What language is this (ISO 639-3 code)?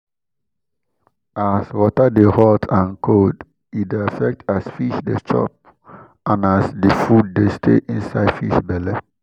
pcm